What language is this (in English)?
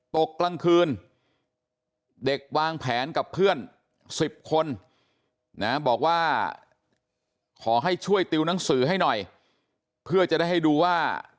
Thai